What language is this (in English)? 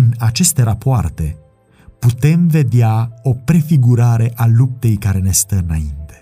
Romanian